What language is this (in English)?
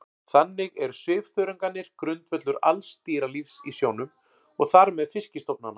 Icelandic